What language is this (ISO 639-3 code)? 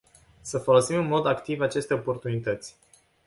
ron